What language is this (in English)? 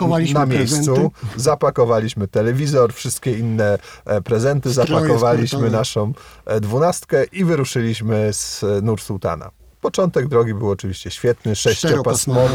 Polish